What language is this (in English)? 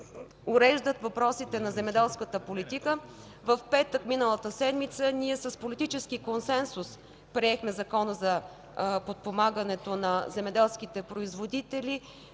Bulgarian